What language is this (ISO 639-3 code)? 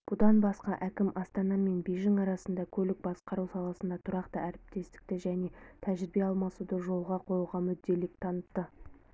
kaz